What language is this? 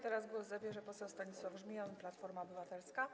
Polish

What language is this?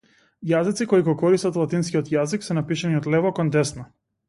Macedonian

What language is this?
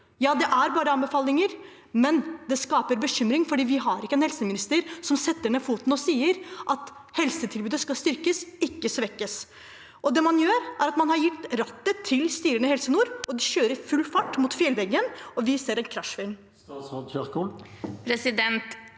Norwegian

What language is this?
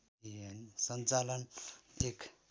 Nepali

